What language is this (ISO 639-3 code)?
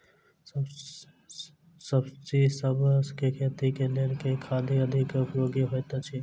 mai